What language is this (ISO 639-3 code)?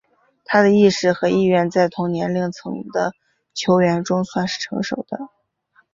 zho